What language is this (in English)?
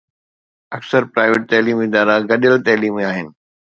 Sindhi